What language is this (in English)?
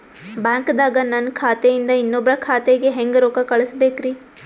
Kannada